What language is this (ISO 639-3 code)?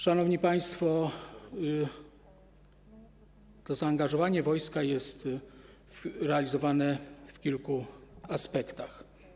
pol